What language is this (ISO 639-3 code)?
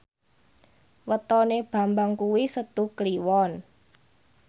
jav